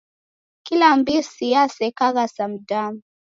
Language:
Taita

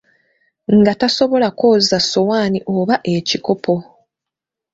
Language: Ganda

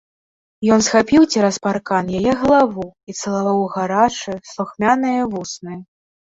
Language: Belarusian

